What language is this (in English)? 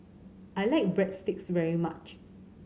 English